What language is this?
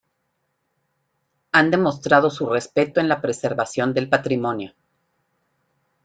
Spanish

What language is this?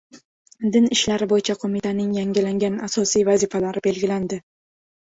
Uzbek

